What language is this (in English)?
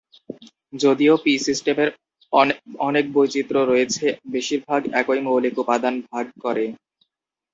Bangla